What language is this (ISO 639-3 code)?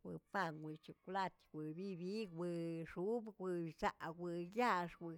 zts